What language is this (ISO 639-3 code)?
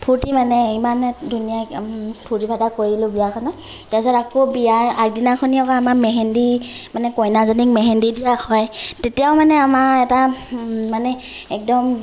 asm